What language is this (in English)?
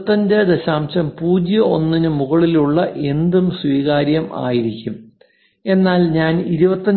Malayalam